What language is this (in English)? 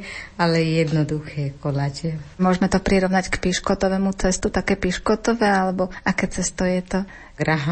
Slovak